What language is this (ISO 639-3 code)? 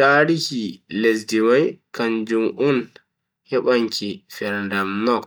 fui